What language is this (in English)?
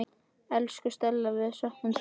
Icelandic